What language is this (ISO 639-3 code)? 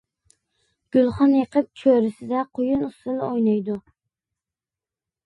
uig